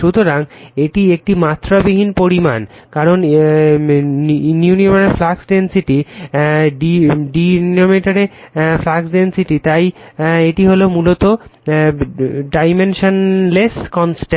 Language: Bangla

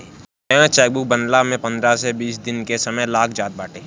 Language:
Bhojpuri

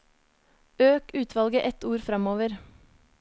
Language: Norwegian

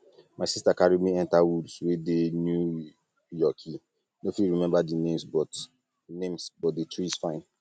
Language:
Nigerian Pidgin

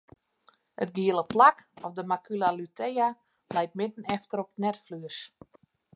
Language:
Western Frisian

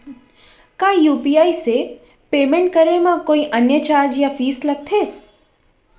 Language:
Chhattisgarhi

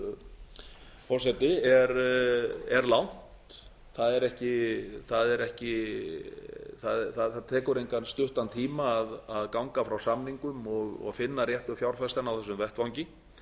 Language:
Icelandic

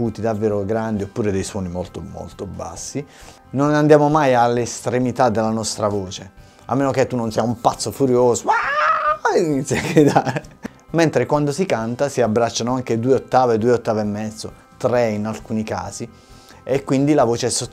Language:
Italian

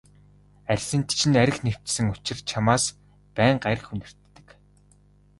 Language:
Mongolian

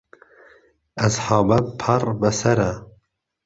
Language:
Central Kurdish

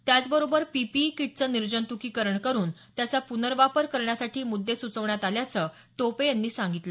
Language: Marathi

